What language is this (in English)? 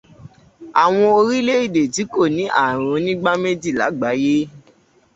Yoruba